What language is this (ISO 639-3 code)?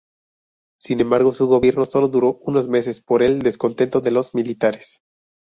spa